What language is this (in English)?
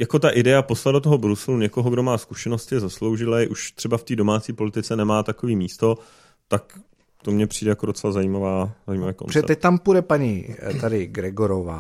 Czech